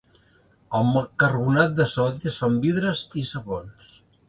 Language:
Catalan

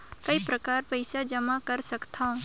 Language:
Chhattisgarhi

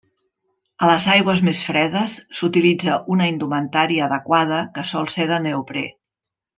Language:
Catalan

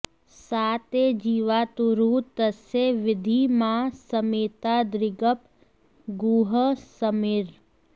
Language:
Sanskrit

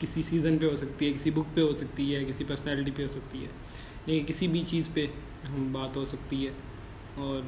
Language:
Urdu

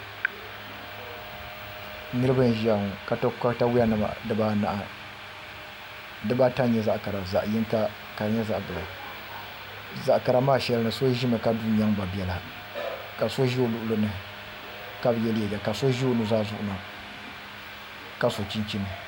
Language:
Dagbani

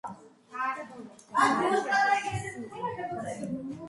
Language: Georgian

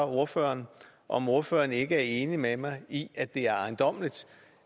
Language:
Danish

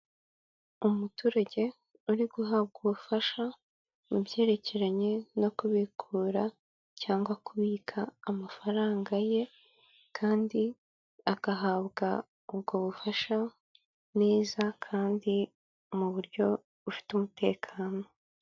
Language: Kinyarwanda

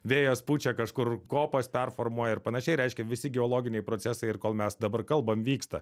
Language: Lithuanian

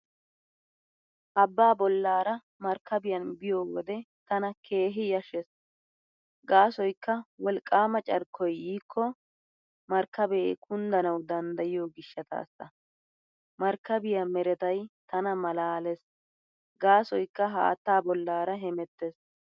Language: Wolaytta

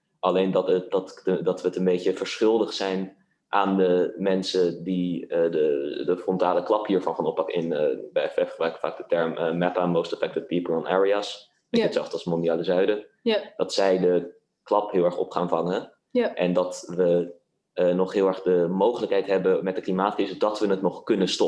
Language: Dutch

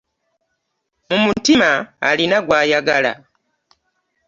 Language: Ganda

